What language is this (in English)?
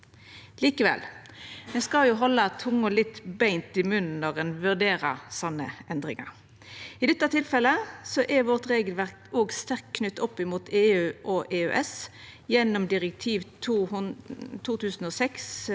Norwegian